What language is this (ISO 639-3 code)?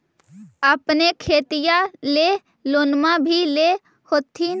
mag